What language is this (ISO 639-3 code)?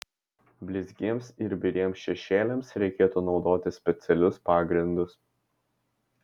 lit